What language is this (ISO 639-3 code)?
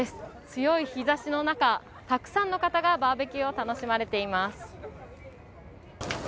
jpn